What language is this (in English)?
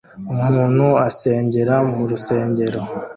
Kinyarwanda